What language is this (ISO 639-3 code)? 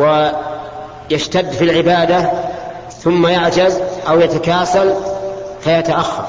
ara